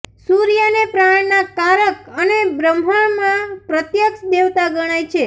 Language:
Gujarati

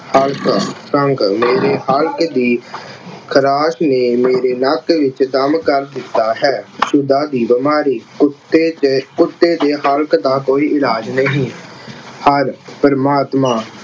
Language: Punjabi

